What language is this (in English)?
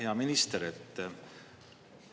Estonian